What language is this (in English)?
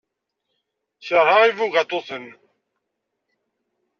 Kabyle